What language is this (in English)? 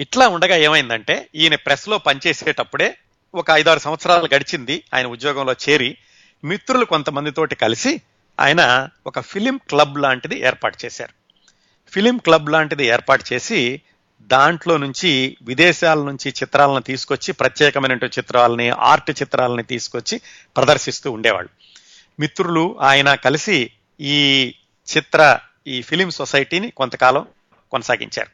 Telugu